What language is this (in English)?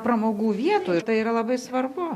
Lithuanian